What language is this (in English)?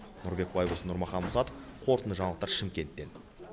Kazakh